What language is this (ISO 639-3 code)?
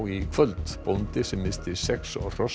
isl